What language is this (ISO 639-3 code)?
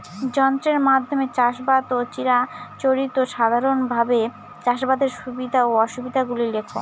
ben